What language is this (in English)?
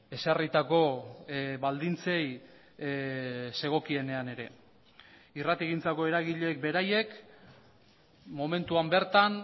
Basque